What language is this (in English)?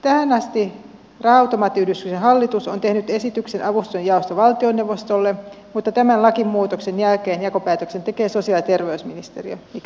Finnish